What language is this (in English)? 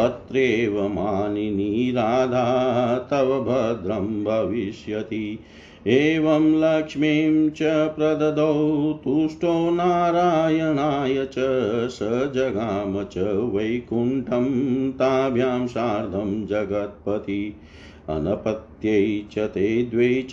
Hindi